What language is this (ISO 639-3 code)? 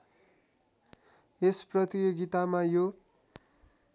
nep